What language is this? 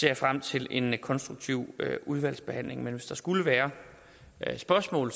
Danish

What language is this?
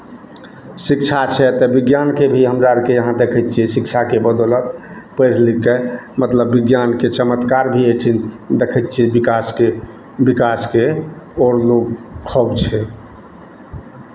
Maithili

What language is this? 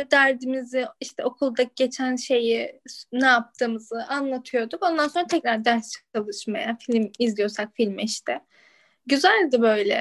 Turkish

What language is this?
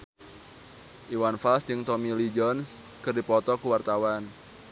Sundanese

